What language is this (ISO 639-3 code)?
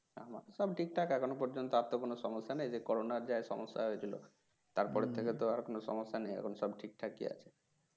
ben